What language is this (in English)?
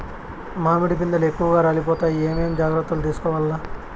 Telugu